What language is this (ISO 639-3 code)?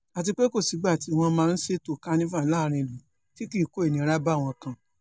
yor